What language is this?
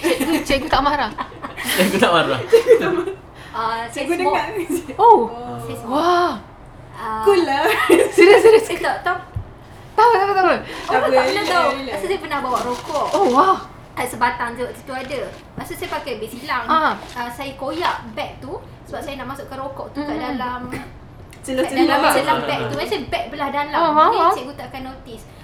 Malay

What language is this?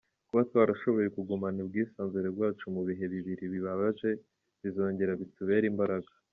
Kinyarwanda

